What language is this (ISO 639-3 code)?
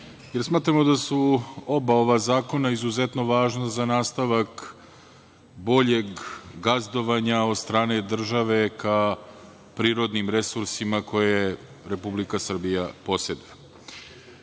srp